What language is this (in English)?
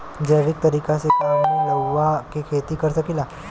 Bhojpuri